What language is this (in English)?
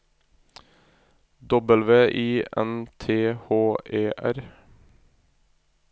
Norwegian